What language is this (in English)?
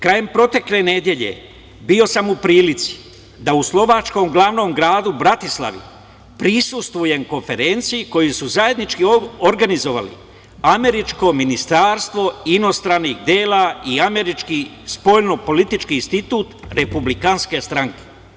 Serbian